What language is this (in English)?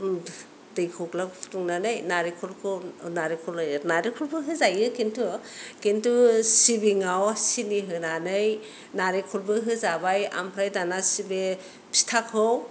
Bodo